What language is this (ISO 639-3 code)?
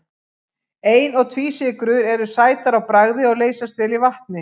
isl